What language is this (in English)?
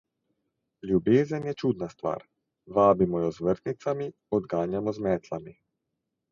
Slovenian